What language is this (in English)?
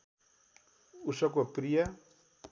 Nepali